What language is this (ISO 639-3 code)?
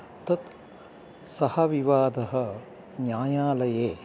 san